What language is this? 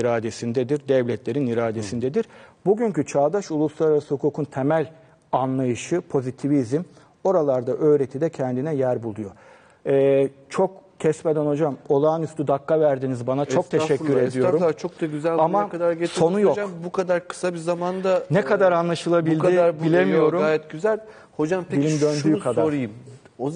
Turkish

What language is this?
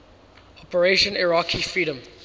English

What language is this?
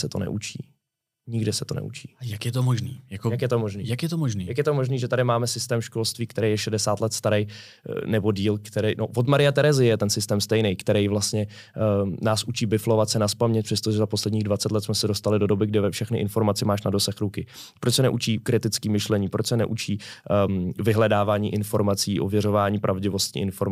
Czech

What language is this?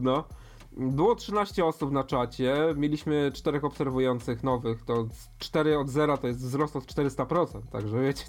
Polish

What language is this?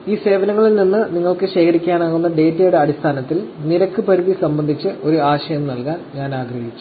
Malayalam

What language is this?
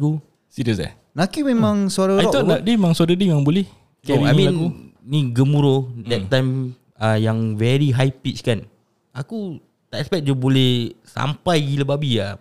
Malay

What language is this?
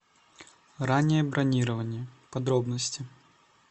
Russian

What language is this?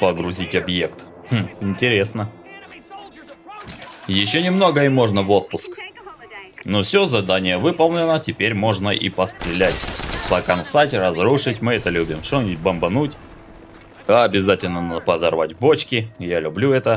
Russian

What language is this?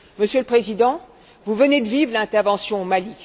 French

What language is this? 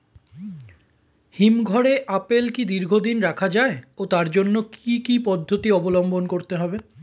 Bangla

